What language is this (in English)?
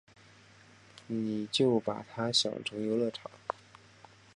Chinese